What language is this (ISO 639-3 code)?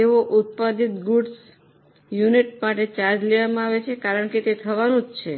guj